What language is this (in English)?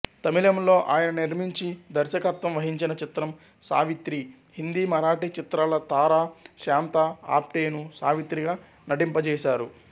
Telugu